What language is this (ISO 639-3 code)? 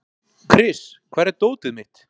isl